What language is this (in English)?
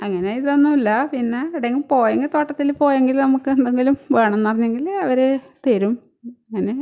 Malayalam